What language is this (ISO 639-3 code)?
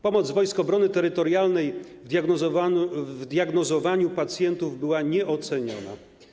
pol